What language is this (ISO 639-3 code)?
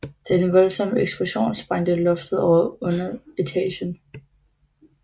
dan